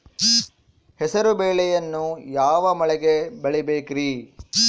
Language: Kannada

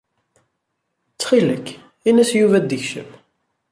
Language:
Kabyle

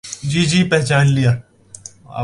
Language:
Urdu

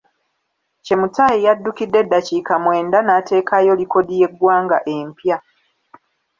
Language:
Ganda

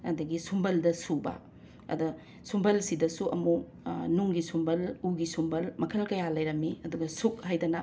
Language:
Manipuri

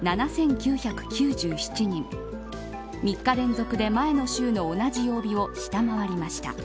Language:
Japanese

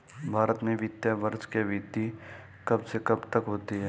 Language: Hindi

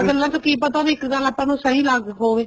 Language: Punjabi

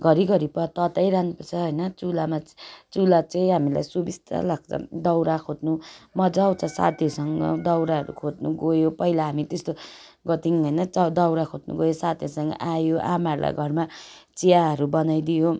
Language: Nepali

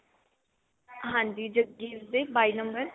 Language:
Punjabi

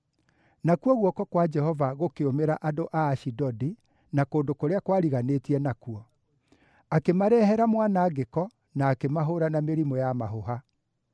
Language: Kikuyu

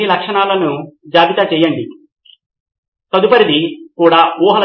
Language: Telugu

